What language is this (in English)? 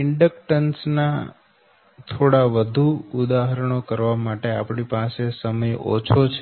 Gujarati